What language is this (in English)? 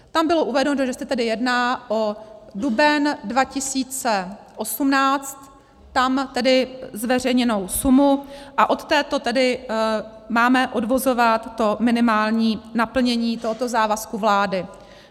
Czech